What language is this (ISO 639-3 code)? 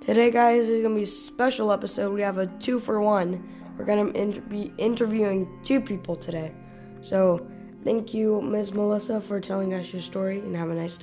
eng